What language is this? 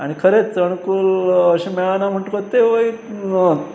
Konkani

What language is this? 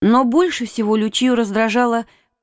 Russian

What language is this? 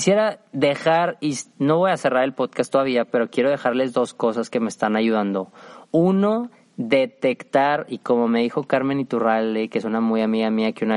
Spanish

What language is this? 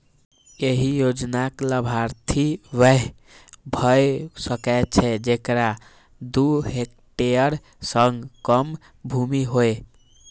Maithili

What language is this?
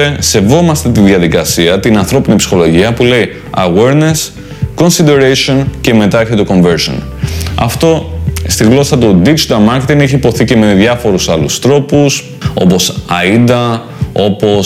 Greek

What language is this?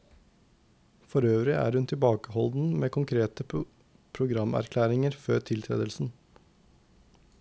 Norwegian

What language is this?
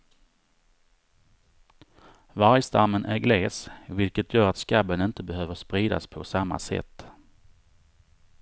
Swedish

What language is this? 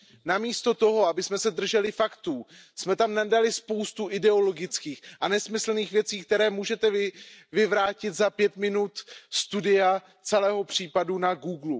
Czech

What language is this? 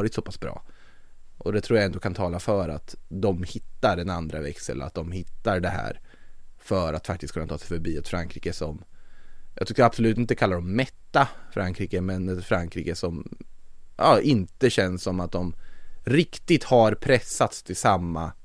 Swedish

